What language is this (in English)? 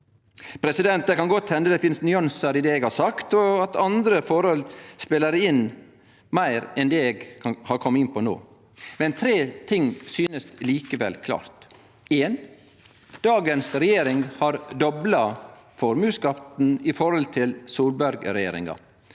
Norwegian